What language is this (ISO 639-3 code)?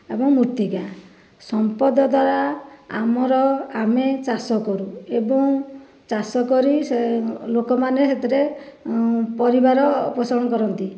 ori